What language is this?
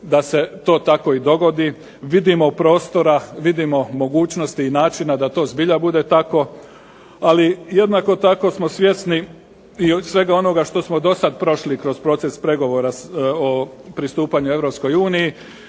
Croatian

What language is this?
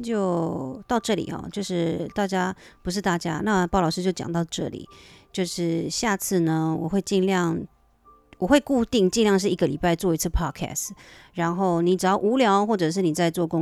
Chinese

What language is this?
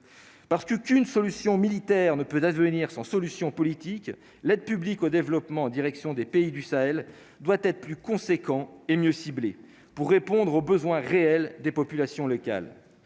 French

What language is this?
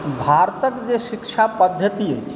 Maithili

